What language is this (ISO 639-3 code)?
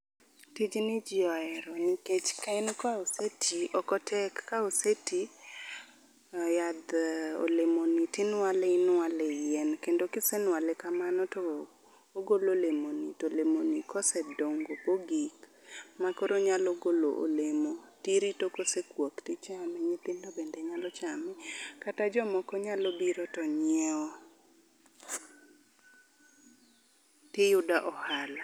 luo